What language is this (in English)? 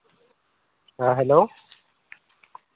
Santali